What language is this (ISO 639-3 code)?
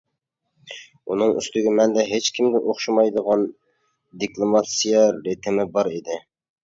uig